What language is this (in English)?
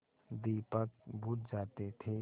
Hindi